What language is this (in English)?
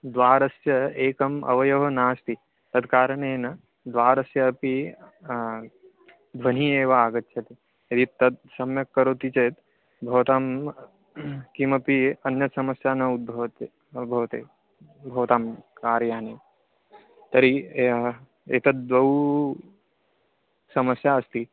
Sanskrit